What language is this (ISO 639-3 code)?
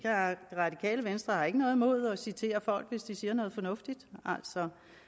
dan